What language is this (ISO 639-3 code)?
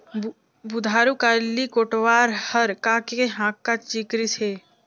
hne